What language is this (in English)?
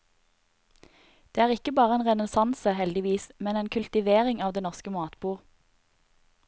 Norwegian